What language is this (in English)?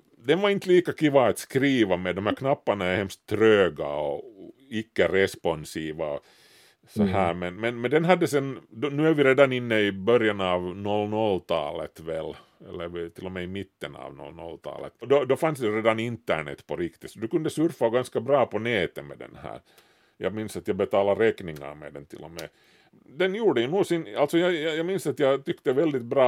Swedish